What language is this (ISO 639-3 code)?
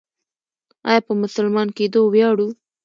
pus